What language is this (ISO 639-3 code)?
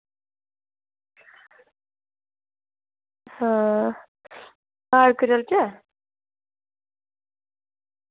doi